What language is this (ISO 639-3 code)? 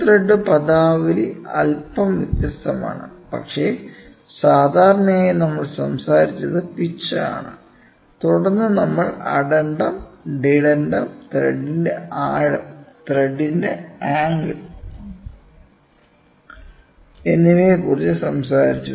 mal